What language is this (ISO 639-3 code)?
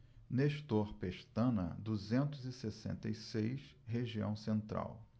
por